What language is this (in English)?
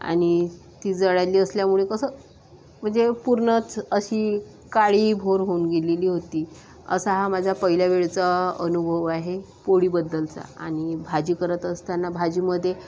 Marathi